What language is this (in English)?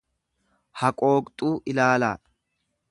Oromo